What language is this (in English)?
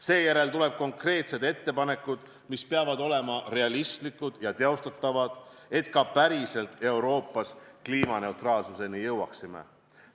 Estonian